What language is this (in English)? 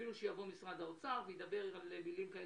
Hebrew